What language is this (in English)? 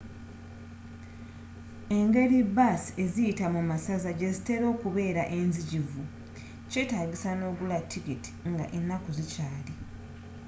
Ganda